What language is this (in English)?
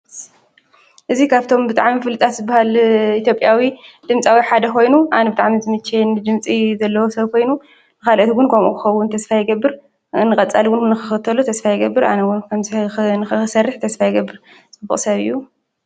Tigrinya